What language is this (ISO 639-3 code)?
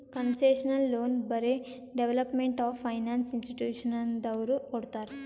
kan